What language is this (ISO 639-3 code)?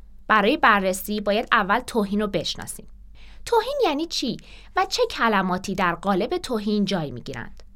fas